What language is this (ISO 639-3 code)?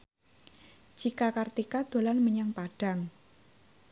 jav